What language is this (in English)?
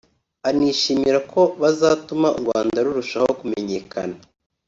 Kinyarwanda